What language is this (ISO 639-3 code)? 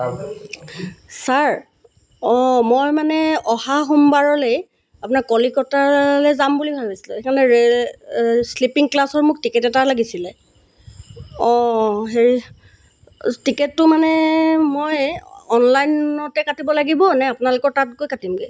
asm